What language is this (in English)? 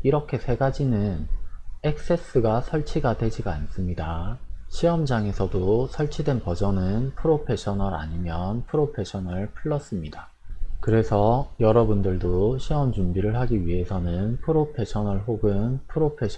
Korean